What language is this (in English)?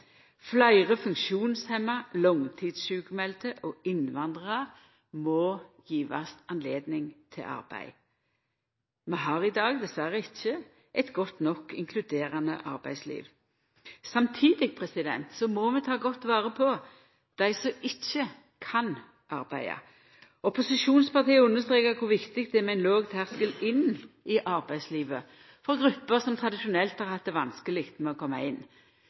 Norwegian Nynorsk